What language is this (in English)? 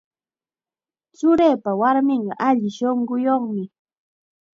Chiquián Ancash Quechua